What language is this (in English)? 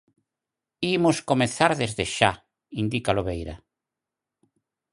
Galician